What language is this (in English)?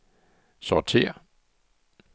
Danish